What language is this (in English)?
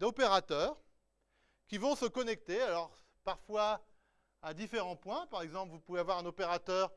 French